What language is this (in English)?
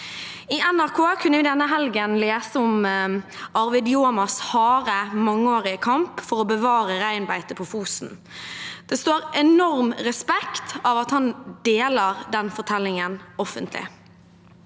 Norwegian